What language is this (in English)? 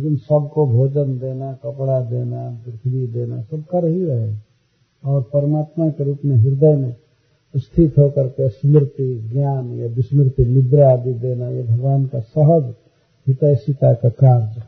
Hindi